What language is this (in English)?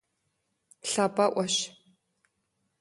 Kabardian